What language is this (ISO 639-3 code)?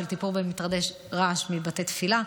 heb